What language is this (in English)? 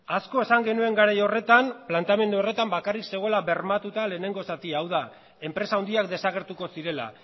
Basque